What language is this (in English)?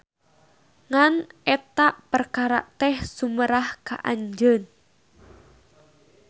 Sundanese